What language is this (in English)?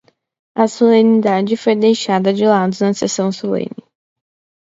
Portuguese